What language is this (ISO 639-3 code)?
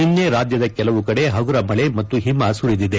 kan